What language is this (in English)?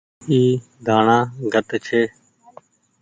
Goaria